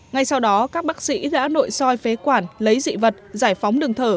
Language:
Vietnamese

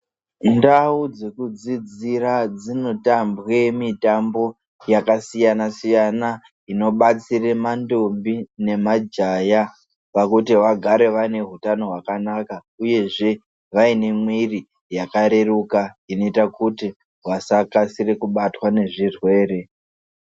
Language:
Ndau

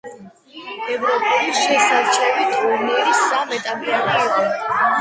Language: Georgian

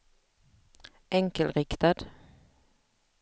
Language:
Swedish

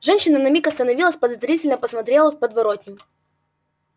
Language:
Russian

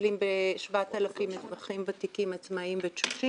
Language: Hebrew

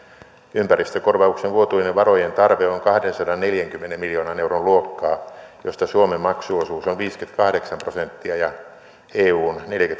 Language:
Finnish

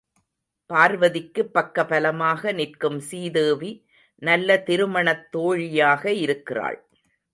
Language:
Tamil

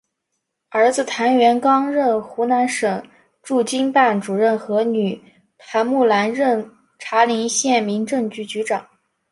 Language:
Chinese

